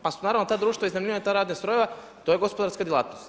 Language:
Croatian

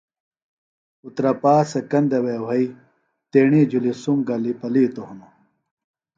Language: Phalura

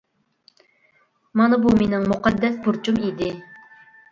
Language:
Uyghur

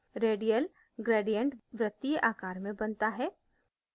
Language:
Hindi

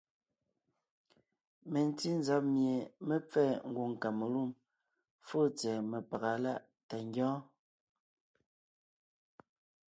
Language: Ngiemboon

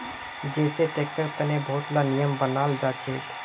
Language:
Magahi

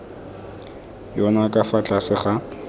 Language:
Tswana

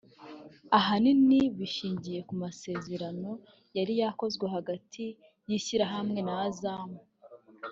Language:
Kinyarwanda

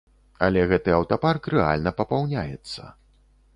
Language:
Belarusian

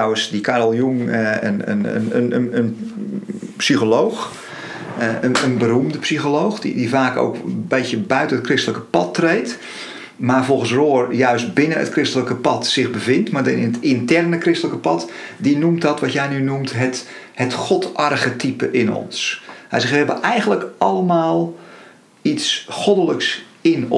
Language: Dutch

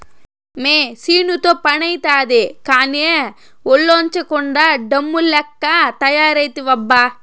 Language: Telugu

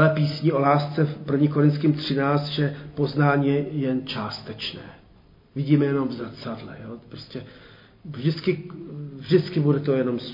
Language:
Czech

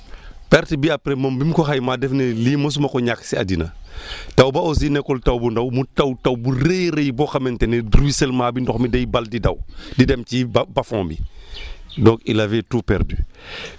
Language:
Wolof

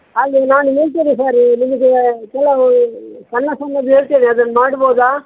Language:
Kannada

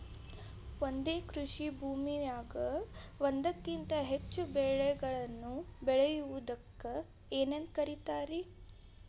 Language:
Kannada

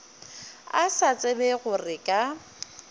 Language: Northern Sotho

